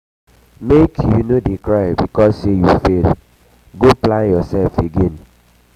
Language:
Nigerian Pidgin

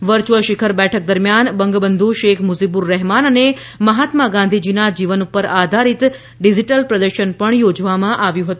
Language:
Gujarati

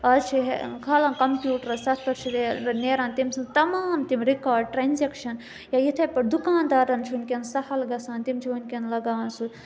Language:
Kashmiri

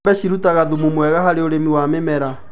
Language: Kikuyu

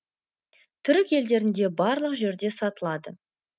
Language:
Kazakh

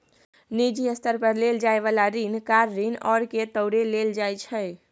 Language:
Maithili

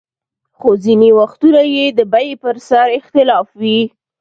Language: Pashto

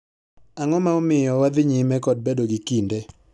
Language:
Luo (Kenya and Tanzania)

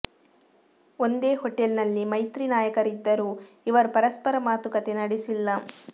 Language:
Kannada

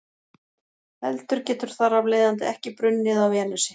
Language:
Icelandic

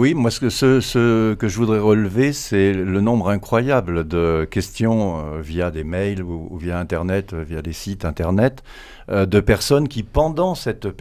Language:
French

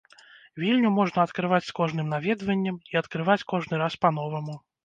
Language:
Belarusian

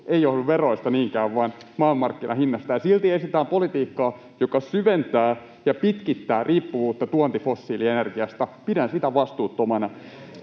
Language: Finnish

